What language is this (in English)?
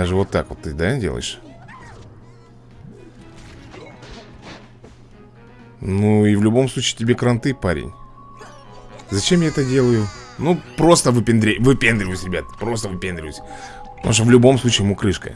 Russian